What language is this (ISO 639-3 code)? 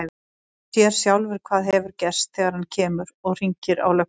isl